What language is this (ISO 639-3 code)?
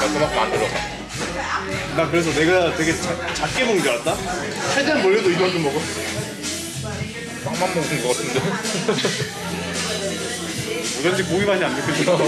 kor